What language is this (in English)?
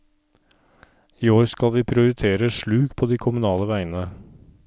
Norwegian